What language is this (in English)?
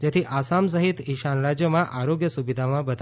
Gujarati